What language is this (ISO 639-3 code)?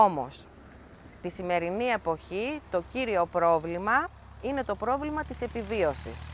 ell